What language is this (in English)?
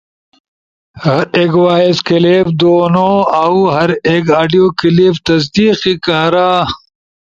Ushojo